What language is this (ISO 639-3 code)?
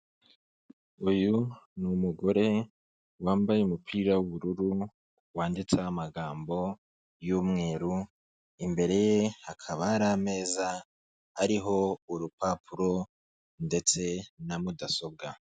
kin